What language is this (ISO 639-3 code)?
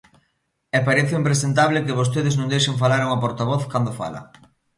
glg